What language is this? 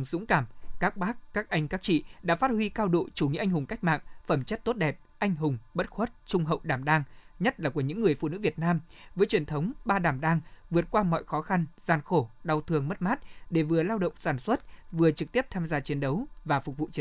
Vietnamese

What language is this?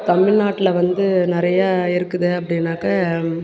Tamil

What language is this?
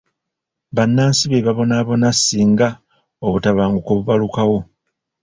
Ganda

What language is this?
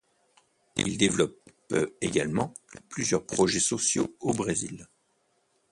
French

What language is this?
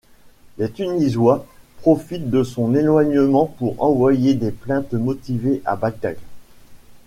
French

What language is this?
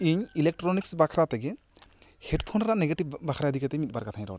Santali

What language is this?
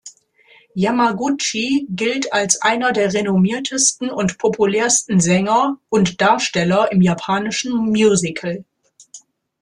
German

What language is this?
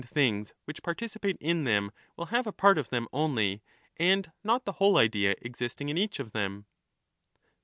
English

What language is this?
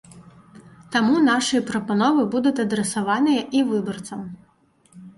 Belarusian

